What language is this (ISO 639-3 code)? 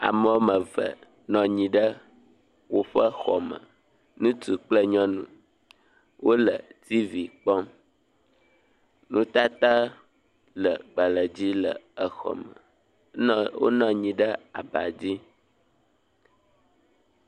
ewe